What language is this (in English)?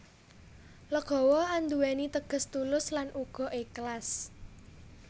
Javanese